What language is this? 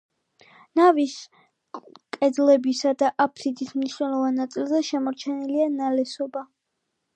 Georgian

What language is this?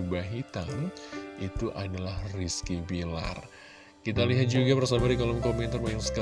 Indonesian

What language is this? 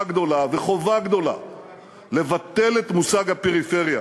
Hebrew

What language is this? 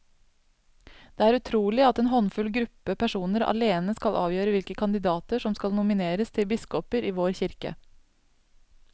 Norwegian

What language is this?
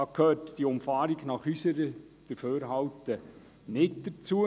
Swiss German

